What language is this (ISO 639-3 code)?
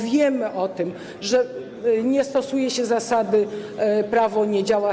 pol